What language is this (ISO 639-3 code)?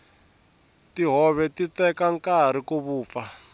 tso